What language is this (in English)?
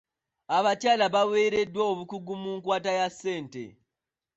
Ganda